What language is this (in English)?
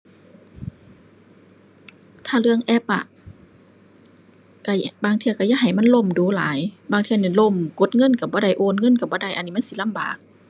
Thai